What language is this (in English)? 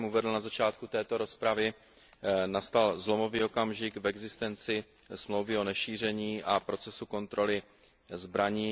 Czech